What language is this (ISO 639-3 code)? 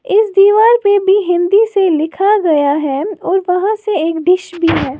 hin